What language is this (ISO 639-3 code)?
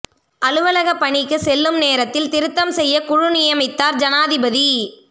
tam